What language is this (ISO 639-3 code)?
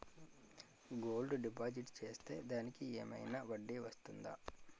tel